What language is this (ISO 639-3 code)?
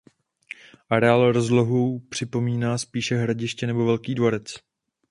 ces